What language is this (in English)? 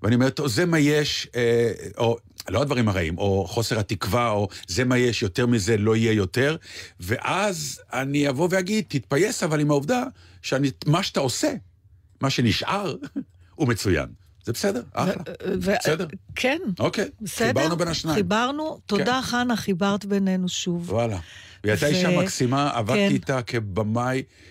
Hebrew